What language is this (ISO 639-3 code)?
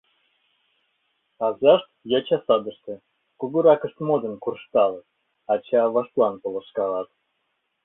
chm